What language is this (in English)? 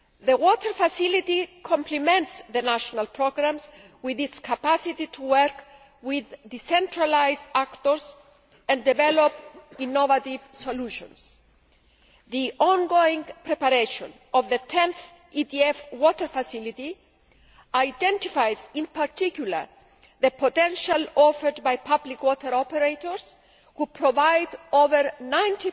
English